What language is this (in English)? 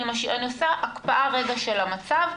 Hebrew